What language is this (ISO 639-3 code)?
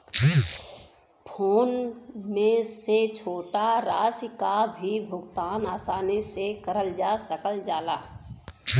bho